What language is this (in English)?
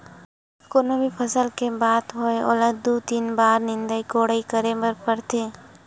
Chhattisgarhi